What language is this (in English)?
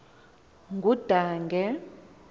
Xhosa